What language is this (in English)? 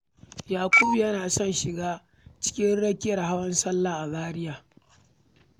Hausa